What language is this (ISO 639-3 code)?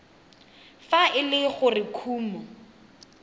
tsn